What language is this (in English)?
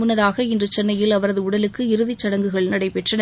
Tamil